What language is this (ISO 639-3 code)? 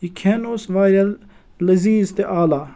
kas